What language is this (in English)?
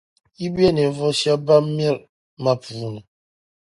Dagbani